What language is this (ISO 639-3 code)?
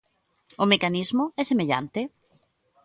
glg